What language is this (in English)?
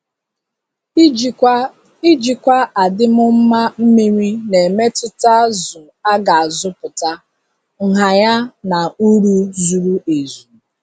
Igbo